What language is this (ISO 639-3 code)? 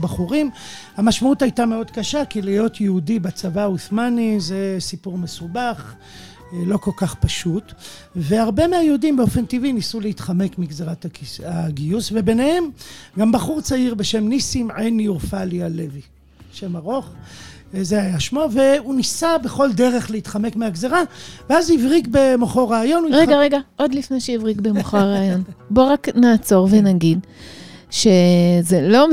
heb